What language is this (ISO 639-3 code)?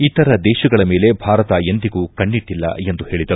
kan